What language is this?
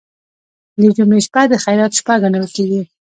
Pashto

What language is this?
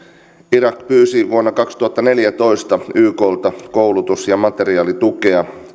Finnish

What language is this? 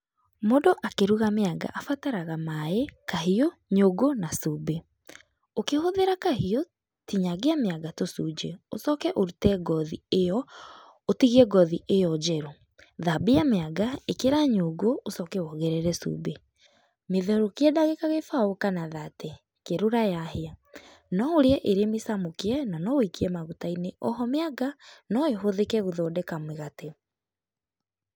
Kikuyu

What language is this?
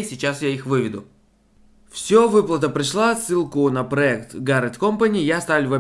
Russian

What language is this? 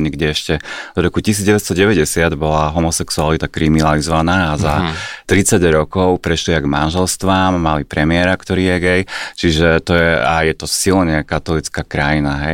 Slovak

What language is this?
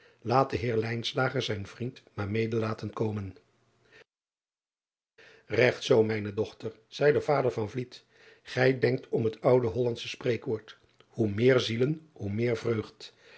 Dutch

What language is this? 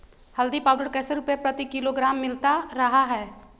Magahi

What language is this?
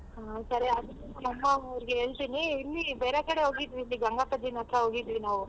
Kannada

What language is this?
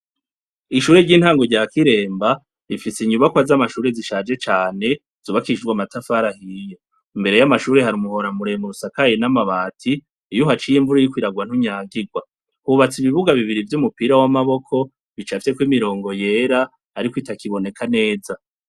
Rundi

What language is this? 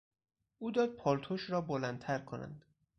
Persian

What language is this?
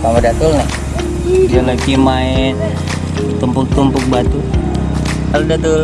Indonesian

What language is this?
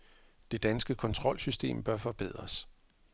Danish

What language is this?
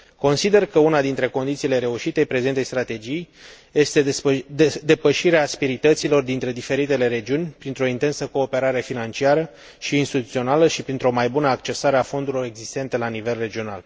Romanian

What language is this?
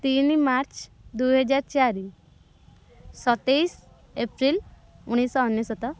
Odia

